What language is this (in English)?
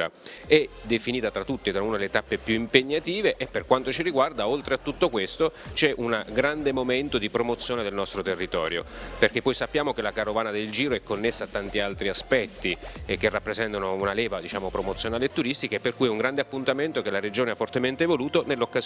Italian